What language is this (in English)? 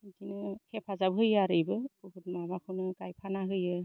Bodo